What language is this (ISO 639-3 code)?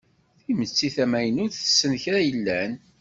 kab